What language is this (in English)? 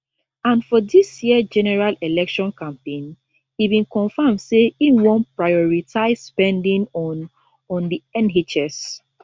Nigerian Pidgin